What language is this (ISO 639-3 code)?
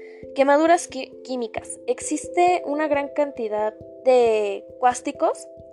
spa